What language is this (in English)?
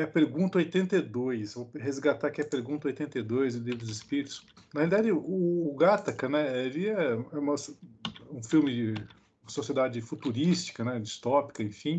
Portuguese